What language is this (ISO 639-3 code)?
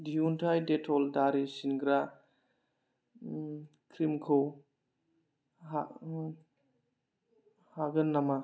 brx